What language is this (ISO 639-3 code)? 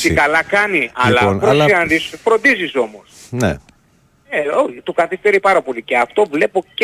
ell